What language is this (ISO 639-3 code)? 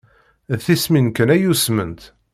kab